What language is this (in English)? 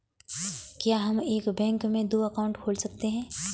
Hindi